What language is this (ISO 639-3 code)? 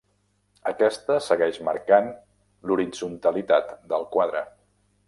cat